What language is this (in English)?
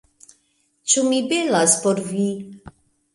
Esperanto